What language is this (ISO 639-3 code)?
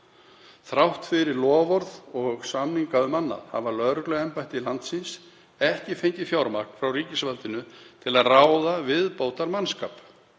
isl